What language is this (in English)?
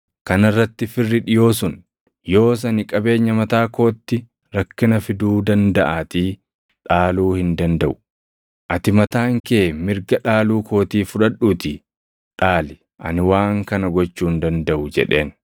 Oromo